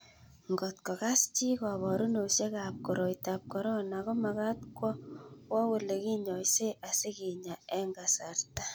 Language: Kalenjin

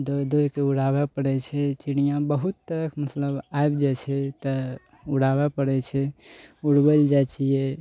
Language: Maithili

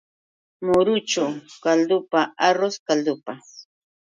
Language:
Yauyos Quechua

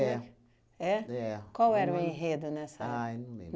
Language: Portuguese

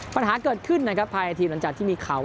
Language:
Thai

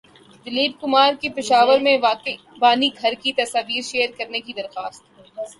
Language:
Urdu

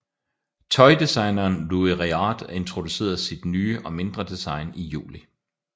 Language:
Danish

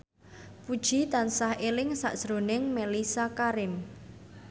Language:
Javanese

